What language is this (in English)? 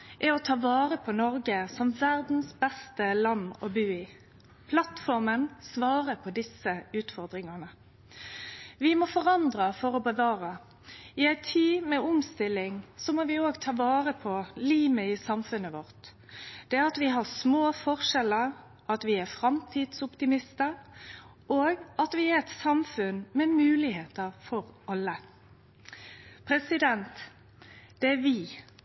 Norwegian Nynorsk